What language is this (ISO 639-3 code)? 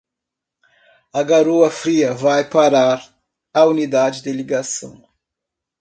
por